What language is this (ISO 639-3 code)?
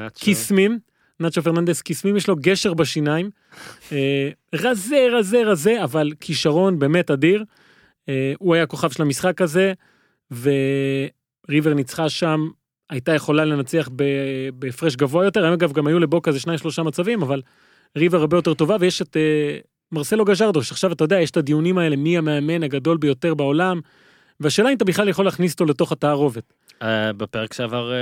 heb